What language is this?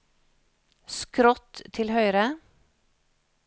Norwegian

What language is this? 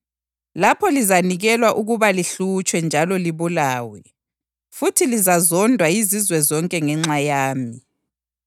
North Ndebele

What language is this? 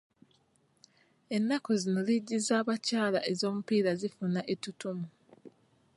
Ganda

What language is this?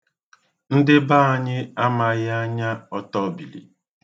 Igbo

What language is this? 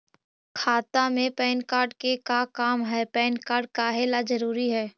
Magahi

